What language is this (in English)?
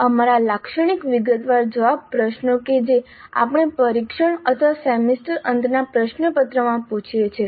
Gujarati